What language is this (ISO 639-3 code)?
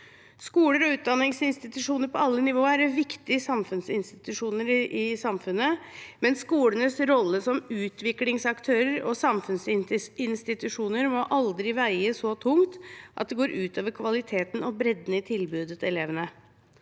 nor